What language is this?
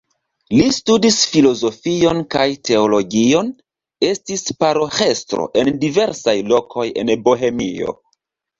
Esperanto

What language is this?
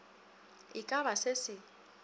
Northern Sotho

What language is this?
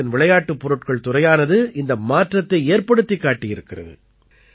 Tamil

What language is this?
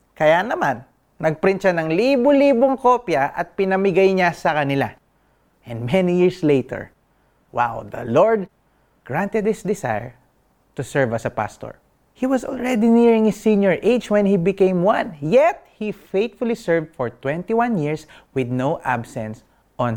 Filipino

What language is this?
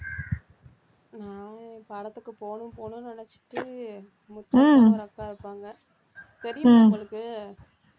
Tamil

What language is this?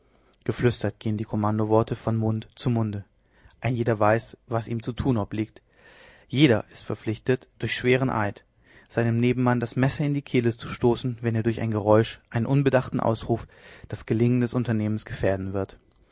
German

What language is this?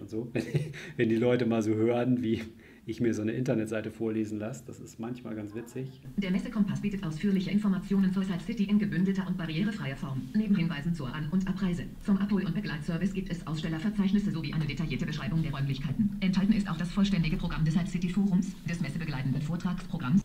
German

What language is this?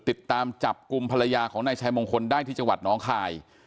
Thai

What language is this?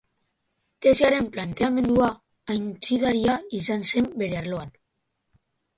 Basque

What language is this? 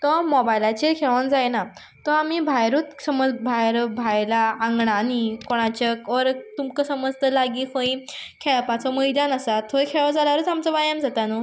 Konkani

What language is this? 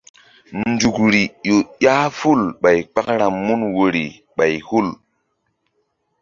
Mbum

